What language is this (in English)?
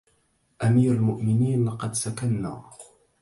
Arabic